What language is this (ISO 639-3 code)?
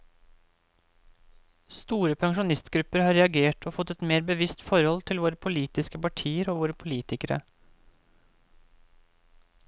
nor